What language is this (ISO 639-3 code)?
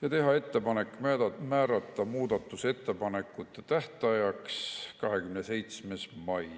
est